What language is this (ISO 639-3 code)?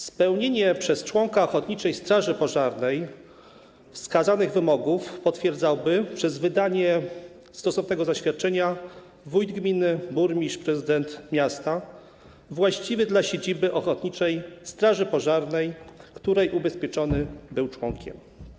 pol